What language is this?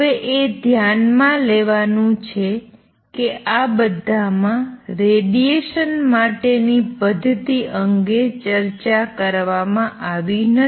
Gujarati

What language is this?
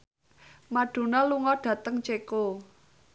Javanese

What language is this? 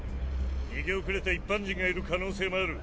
Japanese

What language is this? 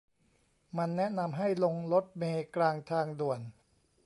Thai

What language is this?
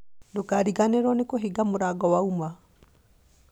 Kikuyu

